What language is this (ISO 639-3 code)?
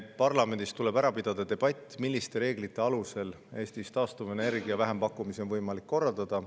est